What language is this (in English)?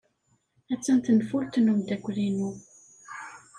Kabyle